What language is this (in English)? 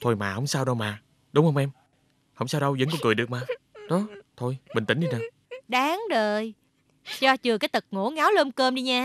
Vietnamese